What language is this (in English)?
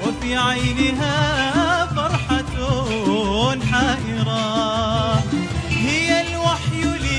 Arabic